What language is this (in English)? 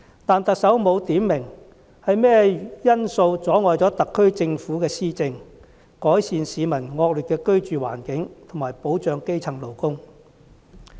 Cantonese